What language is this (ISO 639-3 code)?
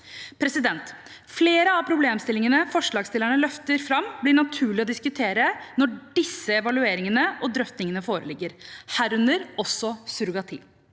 nor